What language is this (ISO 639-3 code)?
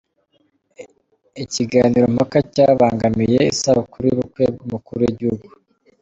kin